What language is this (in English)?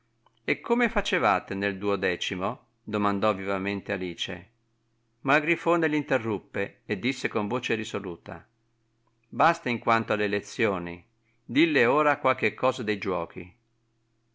Italian